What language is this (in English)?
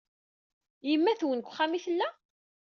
Kabyle